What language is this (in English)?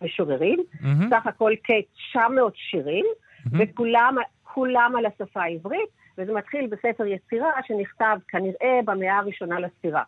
Hebrew